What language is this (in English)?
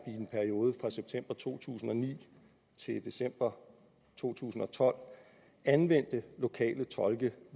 Danish